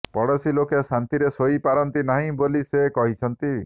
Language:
Odia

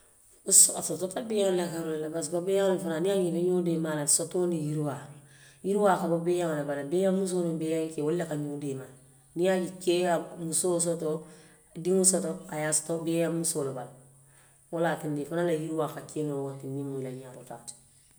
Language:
Western Maninkakan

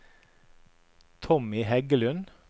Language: Norwegian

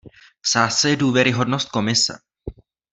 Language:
Czech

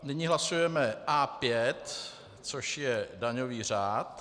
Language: Czech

